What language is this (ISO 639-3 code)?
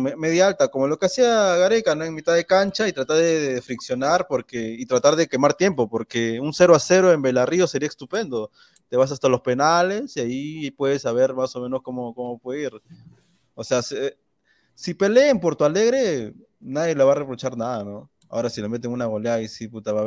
spa